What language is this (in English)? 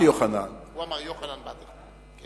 Hebrew